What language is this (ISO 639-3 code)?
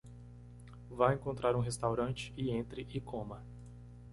por